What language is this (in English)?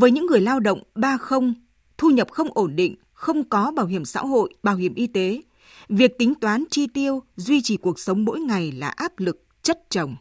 Vietnamese